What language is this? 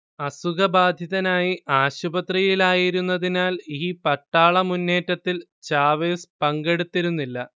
Malayalam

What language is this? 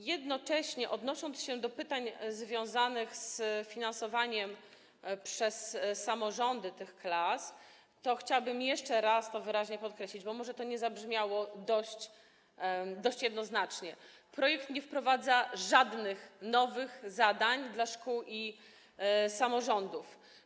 Polish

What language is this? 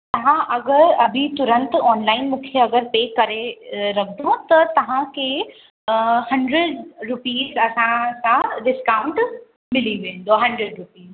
Sindhi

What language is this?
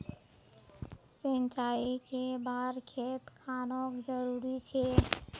Magahi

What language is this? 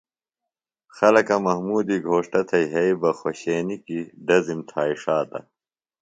Phalura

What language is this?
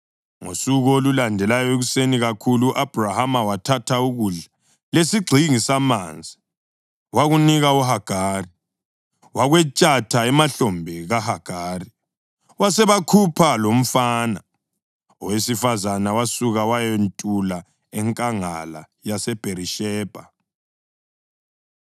North Ndebele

